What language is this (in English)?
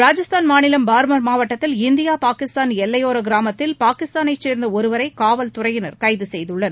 Tamil